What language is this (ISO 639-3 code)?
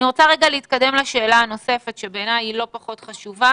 heb